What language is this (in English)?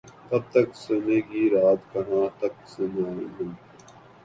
Urdu